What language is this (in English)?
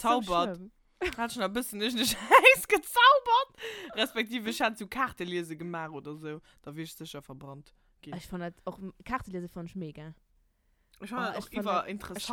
German